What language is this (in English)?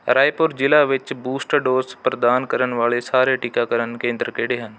Punjabi